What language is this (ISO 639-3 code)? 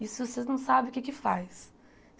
por